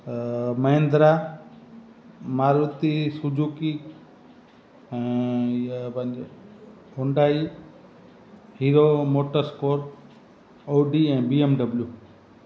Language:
Sindhi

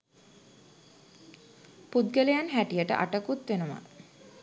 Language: Sinhala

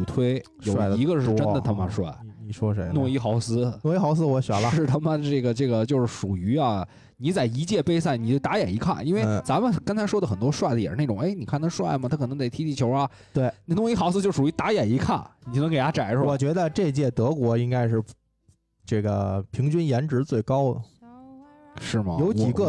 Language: Chinese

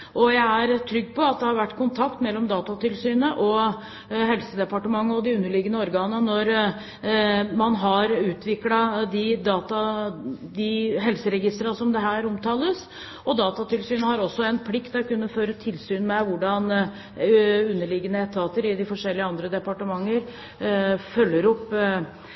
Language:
Norwegian Bokmål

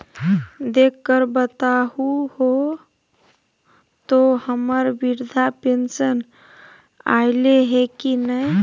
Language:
Magahi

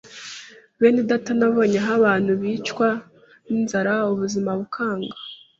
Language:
Kinyarwanda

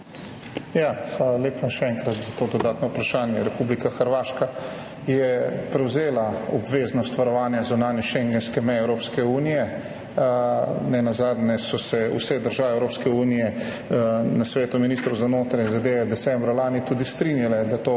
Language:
Slovenian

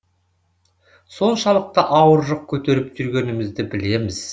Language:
Kazakh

